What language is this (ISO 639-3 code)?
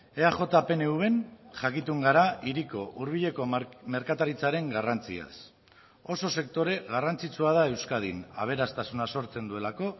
eus